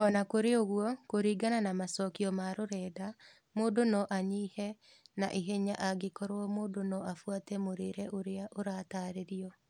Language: Kikuyu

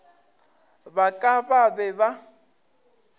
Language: Northern Sotho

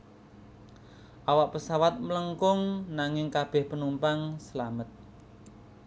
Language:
Javanese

